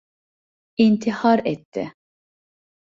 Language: Turkish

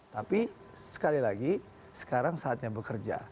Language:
Indonesian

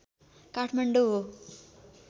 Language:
Nepali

